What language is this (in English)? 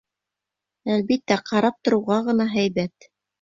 Bashkir